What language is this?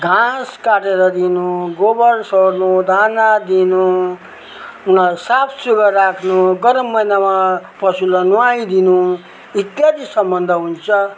Nepali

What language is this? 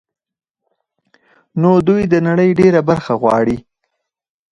Pashto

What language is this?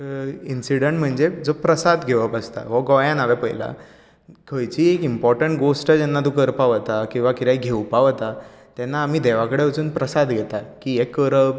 Konkani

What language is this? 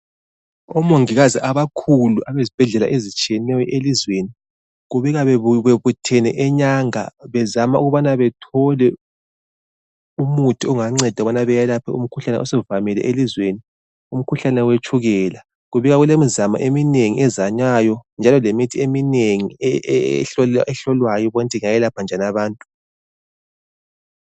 North Ndebele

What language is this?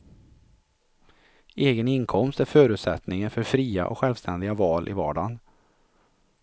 Swedish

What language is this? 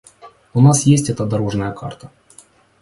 Russian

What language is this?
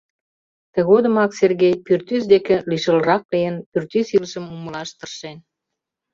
Mari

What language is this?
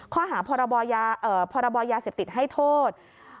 Thai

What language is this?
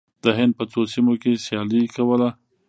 Pashto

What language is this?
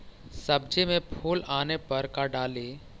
Magahi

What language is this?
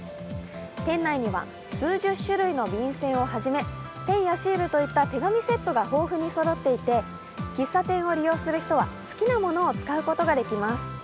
Japanese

